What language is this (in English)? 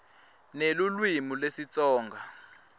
Swati